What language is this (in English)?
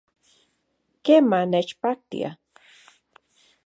Central Puebla Nahuatl